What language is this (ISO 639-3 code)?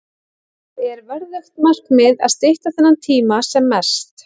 isl